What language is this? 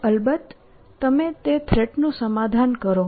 Gujarati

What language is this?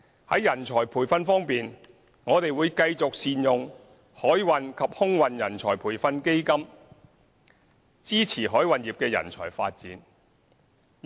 Cantonese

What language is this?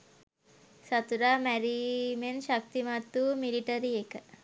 Sinhala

